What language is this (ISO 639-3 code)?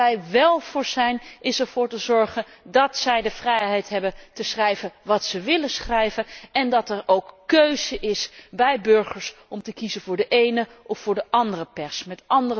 nld